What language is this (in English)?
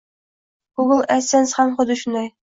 Uzbek